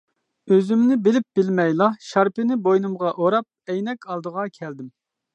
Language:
Uyghur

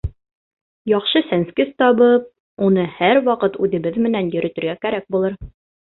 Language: Bashkir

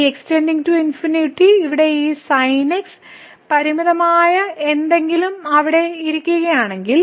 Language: Malayalam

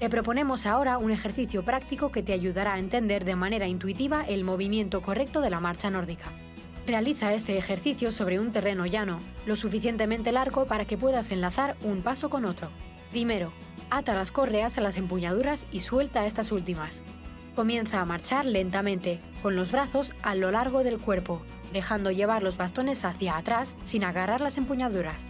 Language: Spanish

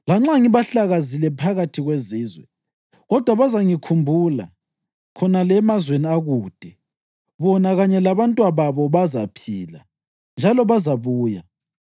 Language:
North Ndebele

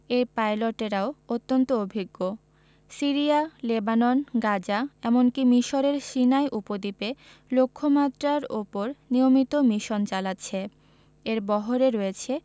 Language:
Bangla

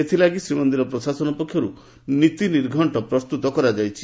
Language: Odia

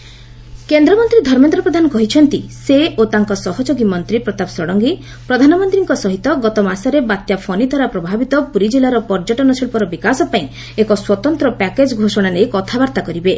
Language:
Odia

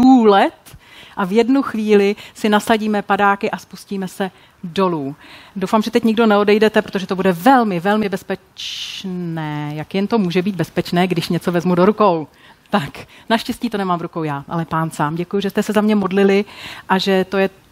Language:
Czech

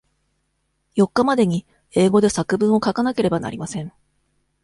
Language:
Japanese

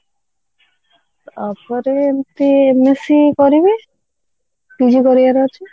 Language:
Odia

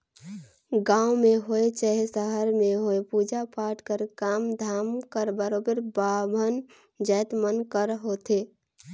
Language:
Chhattisgarhi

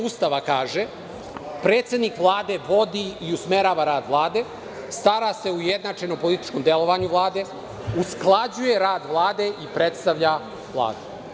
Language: Serbian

